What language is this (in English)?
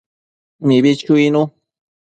Matsés